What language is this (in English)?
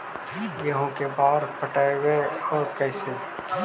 Magahi